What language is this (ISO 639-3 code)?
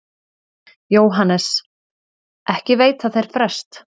isl